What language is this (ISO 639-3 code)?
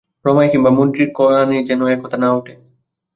ben